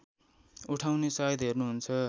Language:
Nepali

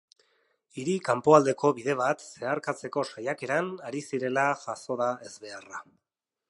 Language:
Basque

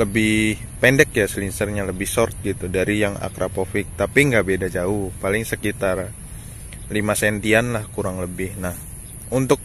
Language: Indonesian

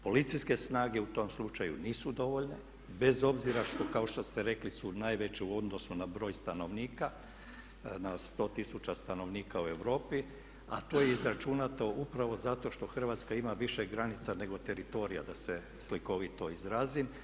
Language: Croatian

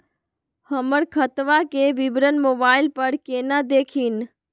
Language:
Magahi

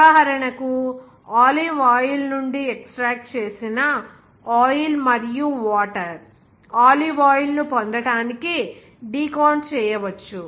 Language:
Telugu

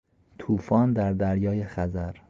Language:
Persian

